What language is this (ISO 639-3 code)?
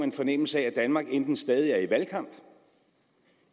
dan